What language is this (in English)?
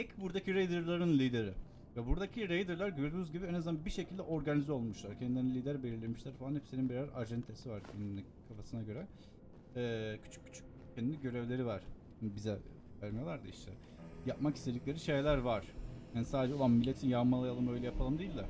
Turkish